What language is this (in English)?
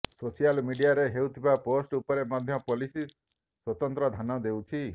Odia